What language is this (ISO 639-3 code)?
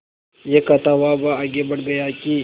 hin